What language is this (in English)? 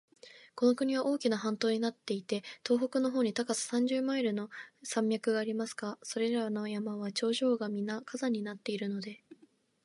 Japanese